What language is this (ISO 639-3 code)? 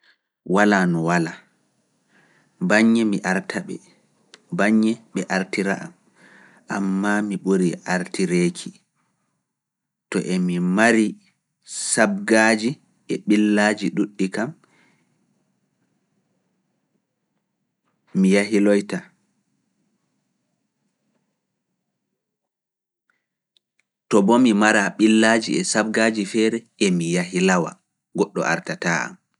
ful